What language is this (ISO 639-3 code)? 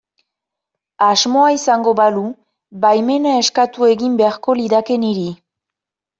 eus